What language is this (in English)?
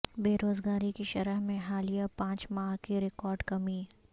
Urdu